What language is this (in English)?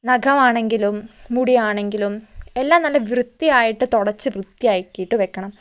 Malayalam